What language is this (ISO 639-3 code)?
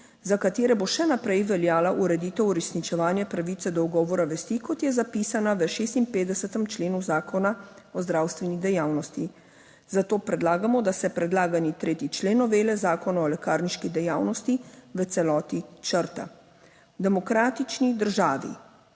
slv